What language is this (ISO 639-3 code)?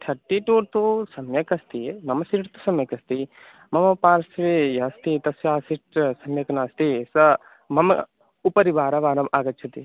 san